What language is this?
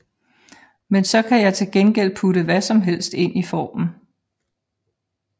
Danish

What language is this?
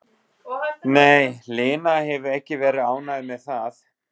Icelandic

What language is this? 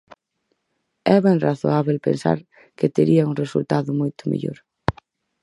Galician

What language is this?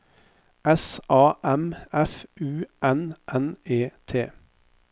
Norwegian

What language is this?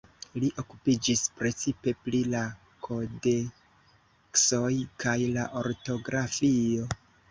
Esperanto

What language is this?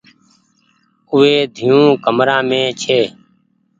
Goaria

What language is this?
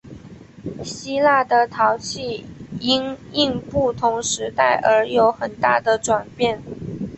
Chinese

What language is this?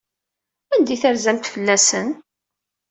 Kabyle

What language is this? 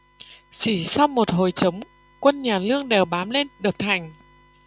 Vietnamese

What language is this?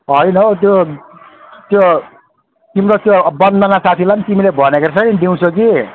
Nepali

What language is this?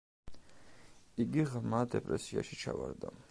Georgian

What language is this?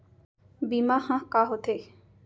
Chhattisgarhi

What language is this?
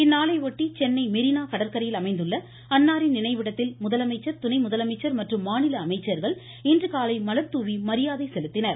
Tamil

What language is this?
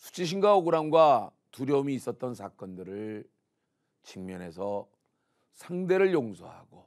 Korean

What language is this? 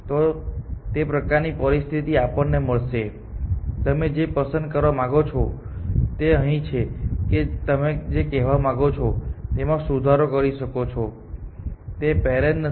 Gujarati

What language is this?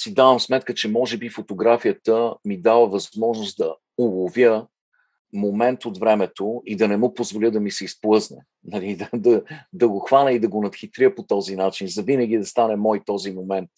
Bulgarian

